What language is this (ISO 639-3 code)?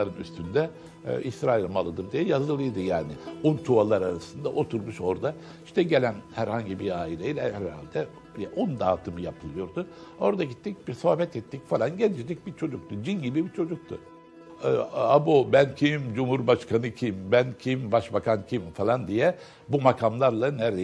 tur